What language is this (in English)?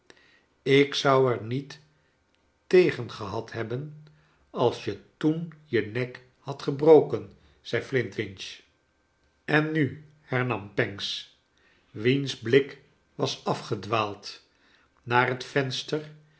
Dutch